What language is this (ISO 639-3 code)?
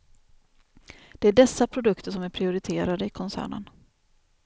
swe